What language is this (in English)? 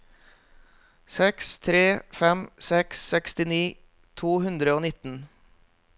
Norwegian